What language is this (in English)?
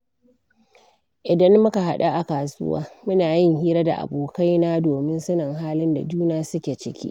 Hausa